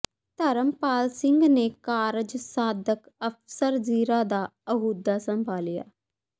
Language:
Punjabi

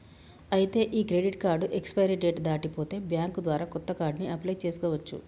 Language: Telugu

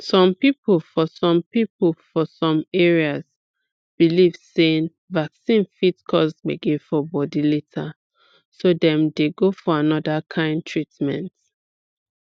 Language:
Nigerian Pidgin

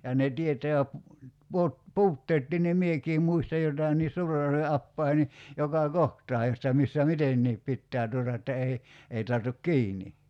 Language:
Finnish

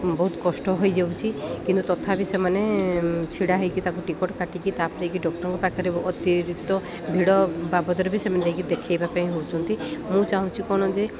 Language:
Odia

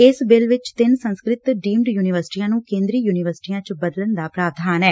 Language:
Punjabi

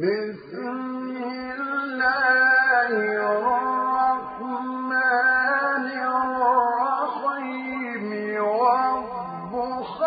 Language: Arabic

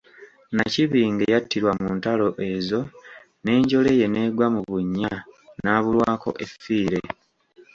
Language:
Ganda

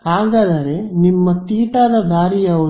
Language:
Kannada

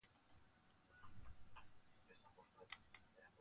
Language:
Basque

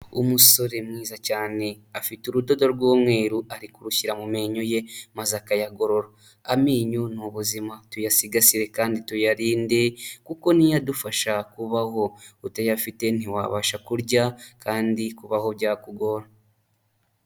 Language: Kinyarwanda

